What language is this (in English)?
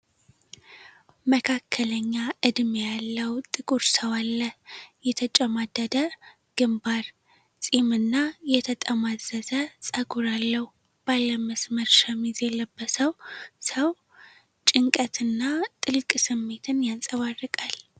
Amharic